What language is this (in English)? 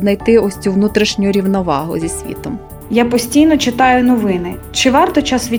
Ukrainian